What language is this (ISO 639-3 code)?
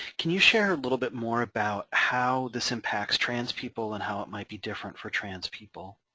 eng